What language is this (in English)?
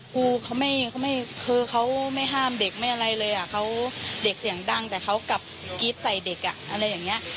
Thai